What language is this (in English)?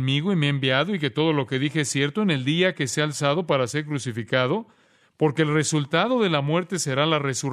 Spanish